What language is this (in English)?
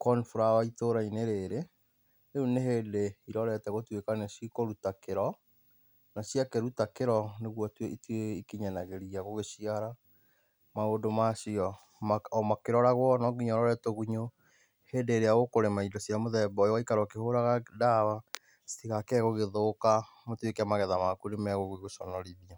Kikuyu